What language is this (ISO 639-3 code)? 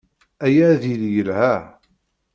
kab